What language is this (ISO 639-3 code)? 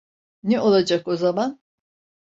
tur